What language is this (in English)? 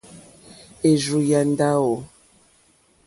Mokpwe